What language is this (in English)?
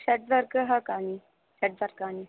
Sanskrit